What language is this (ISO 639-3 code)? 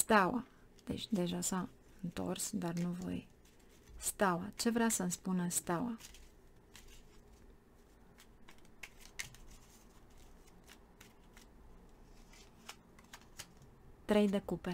ron